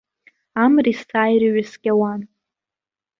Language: Abkhazian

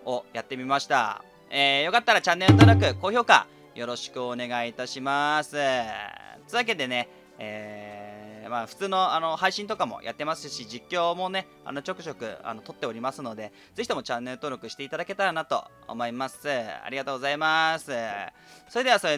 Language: Japanese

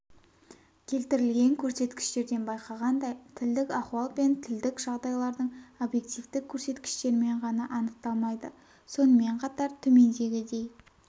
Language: Kazakh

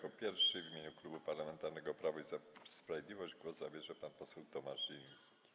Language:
Polish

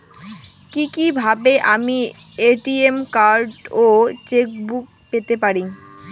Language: Bangla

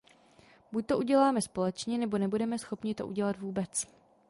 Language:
Czech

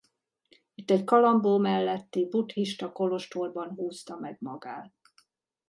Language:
Hungarian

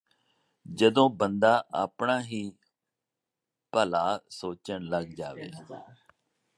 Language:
Punjabi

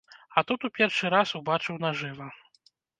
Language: Belarusian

